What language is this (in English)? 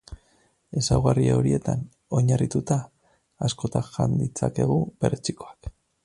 Basque